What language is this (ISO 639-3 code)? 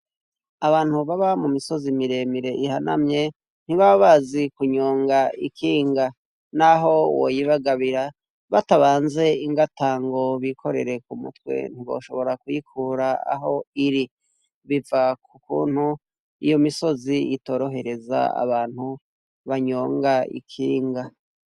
run